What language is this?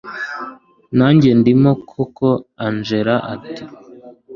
Kinyarwanda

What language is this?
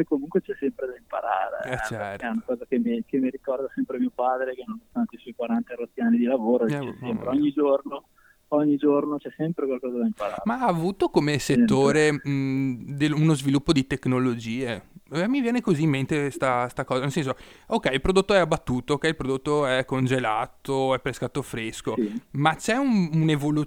Italian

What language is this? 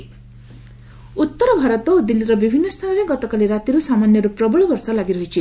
Odia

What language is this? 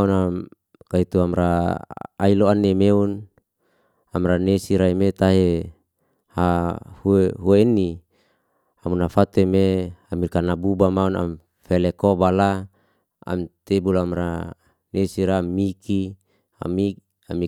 Liana-Seti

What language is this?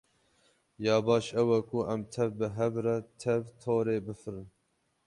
Kurdish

